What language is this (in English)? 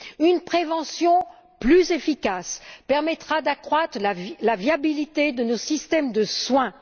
French